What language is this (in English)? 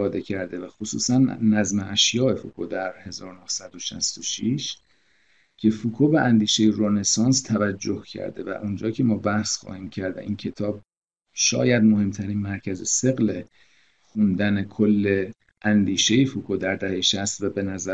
Persian